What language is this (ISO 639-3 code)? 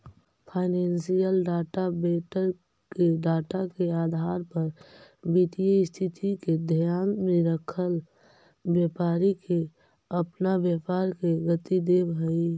mag